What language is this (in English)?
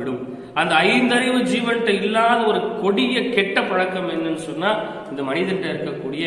Tamil